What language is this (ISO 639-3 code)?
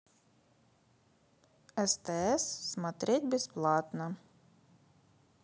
rus